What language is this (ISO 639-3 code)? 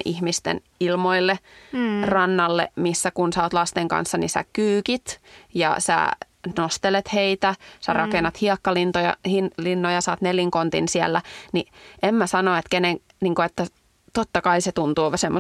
fin